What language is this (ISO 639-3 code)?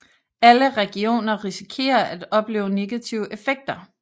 dan